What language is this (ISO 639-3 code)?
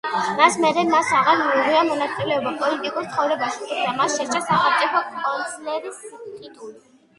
kat